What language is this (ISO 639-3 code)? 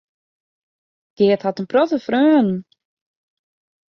fry